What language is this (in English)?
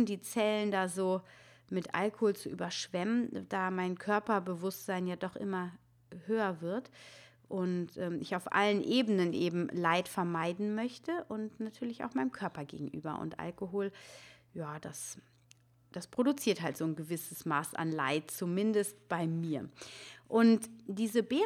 German